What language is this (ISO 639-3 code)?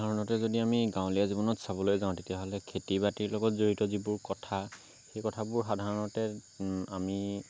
asm